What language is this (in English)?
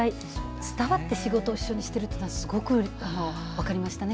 Japanese